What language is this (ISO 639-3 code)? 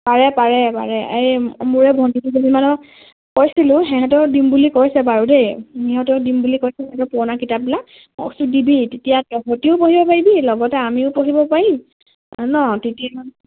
asm